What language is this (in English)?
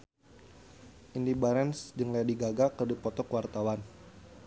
Sundanese